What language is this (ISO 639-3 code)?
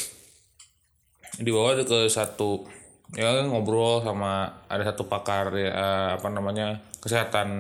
ind